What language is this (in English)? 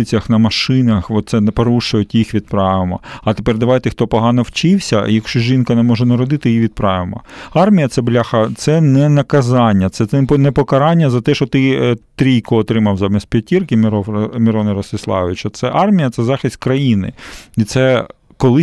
Ukrainian